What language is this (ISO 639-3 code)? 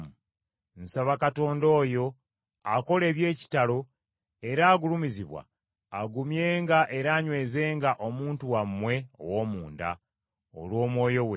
lug